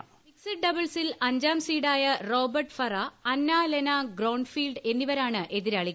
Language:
Malayalam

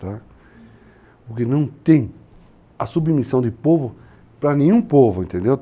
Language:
Portuguese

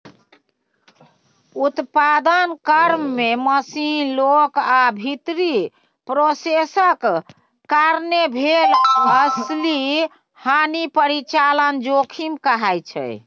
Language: Maithili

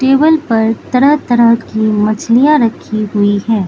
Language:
Hindi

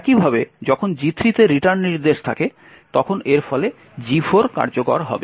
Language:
Bangla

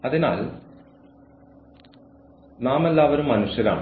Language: Malayalam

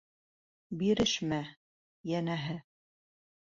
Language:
Bashkir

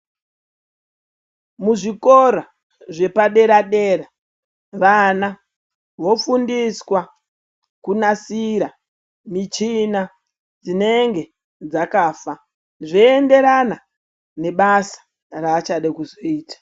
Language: Ndau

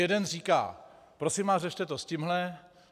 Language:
Czech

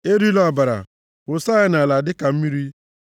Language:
Igbo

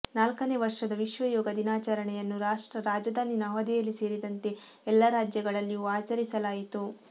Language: Kannada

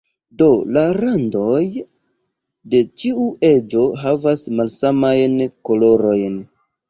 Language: Esperanto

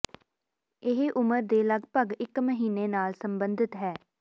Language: Punjabi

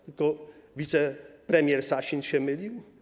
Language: Polish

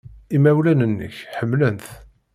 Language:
Kabyle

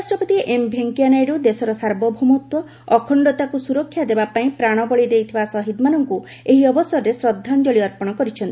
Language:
Odia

